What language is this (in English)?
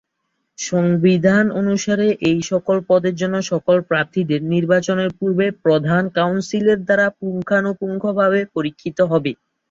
Bangla